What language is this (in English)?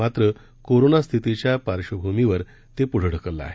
Marathi